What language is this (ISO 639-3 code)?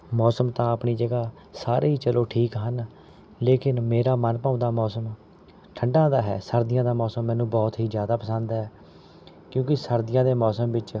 pan